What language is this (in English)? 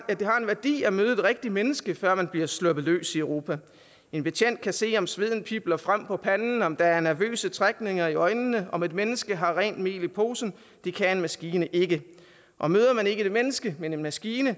Danish